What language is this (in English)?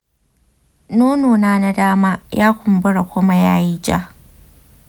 Hausa